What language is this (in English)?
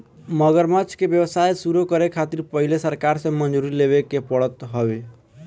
Bhojpuri